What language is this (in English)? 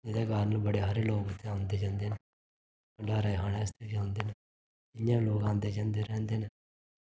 Dogri